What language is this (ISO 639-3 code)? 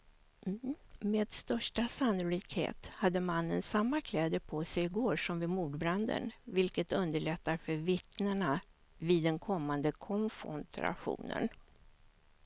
swe